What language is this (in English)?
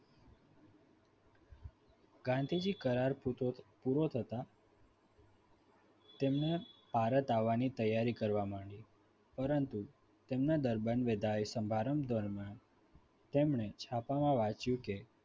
Gujarati